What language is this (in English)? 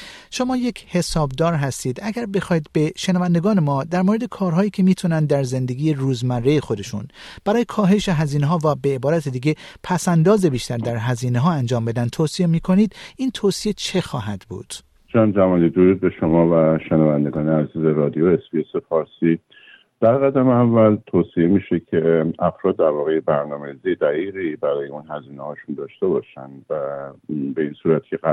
Persian